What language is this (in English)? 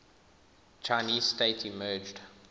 English